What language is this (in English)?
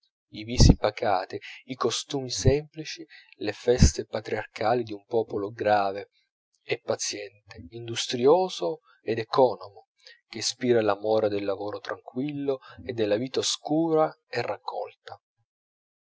Italian